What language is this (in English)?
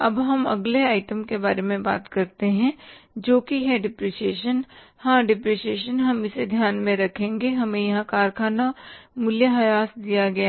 Hindi